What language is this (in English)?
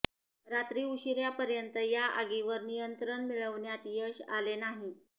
Marathi